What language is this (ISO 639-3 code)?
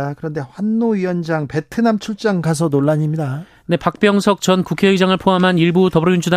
kor